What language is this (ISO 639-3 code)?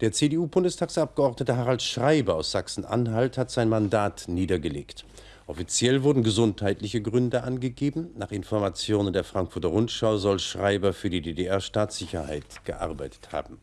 deu